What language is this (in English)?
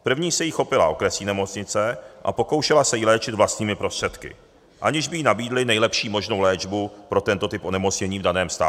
Czech